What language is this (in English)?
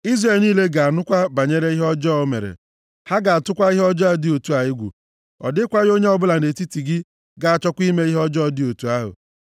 Igbo